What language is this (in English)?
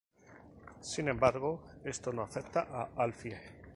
Spanish